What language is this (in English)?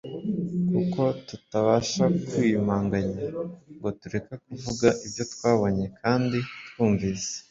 Kinyarwanda